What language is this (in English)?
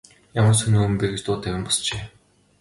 Mongolian